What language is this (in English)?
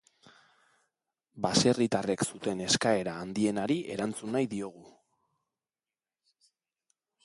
Basque